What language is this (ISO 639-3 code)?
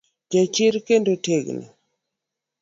luo